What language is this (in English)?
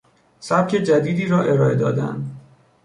Persian